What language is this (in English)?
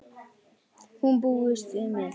Icelandic